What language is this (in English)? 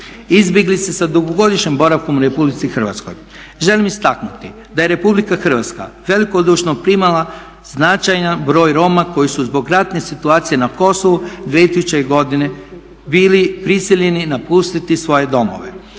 Croatian